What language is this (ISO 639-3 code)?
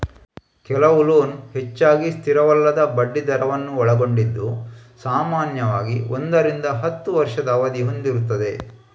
kan